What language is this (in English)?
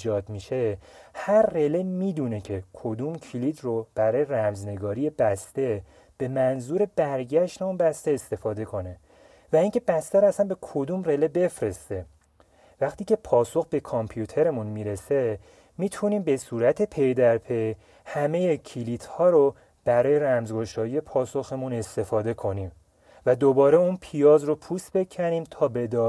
Persian